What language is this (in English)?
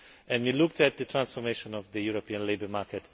English